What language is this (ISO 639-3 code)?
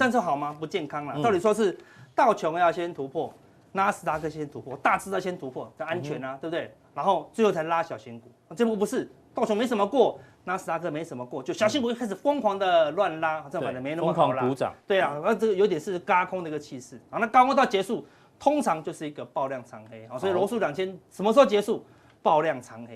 zho